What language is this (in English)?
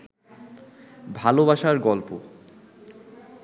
Bangla